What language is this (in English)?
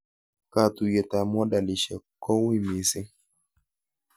Kalenjin